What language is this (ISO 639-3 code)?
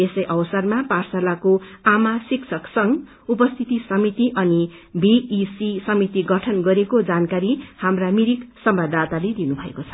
nep